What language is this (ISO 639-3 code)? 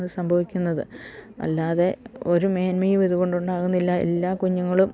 mal